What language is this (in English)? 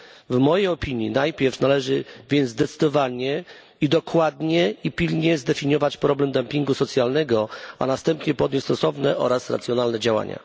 Polish